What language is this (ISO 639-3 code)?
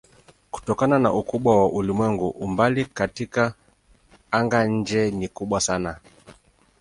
swa